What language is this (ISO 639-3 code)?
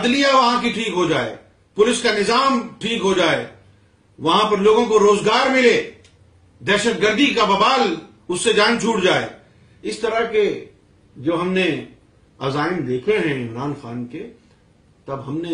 urd